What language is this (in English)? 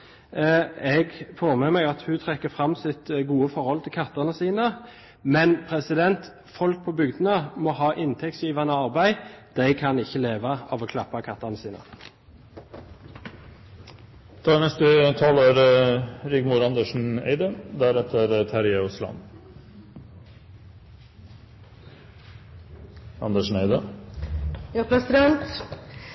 Norwegian Bokmål